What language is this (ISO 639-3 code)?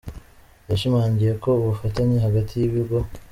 kin